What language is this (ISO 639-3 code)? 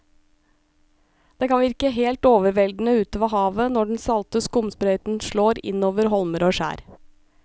nor